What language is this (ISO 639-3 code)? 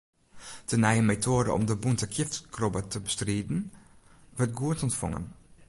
fry